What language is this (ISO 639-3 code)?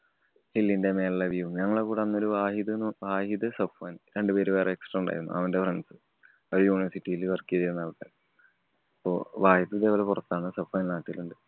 mal